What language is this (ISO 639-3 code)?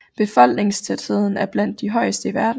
dan